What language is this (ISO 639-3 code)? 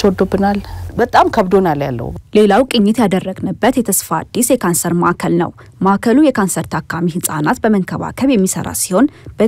ara